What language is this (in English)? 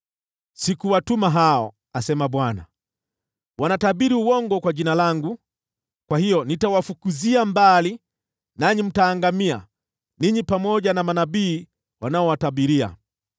Swahili